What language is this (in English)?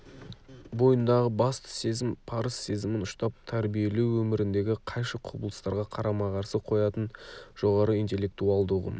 Kazakh